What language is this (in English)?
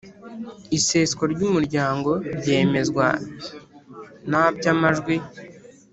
Kinyarwanda